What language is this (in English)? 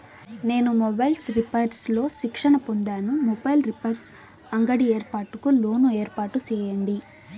Telugu